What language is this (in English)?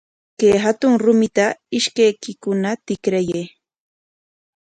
Corongo Ancash Quechua